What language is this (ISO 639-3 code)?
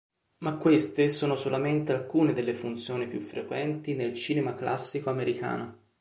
ita